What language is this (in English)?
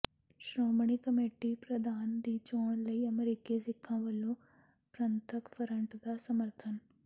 Punjabi